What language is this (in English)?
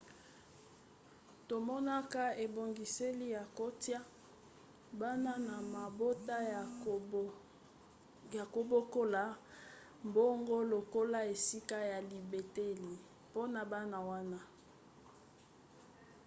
Lingala